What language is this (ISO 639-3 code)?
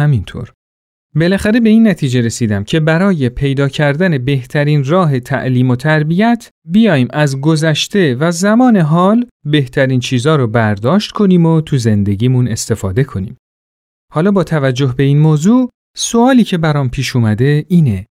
fas